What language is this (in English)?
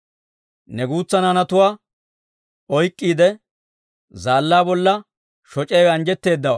Dawro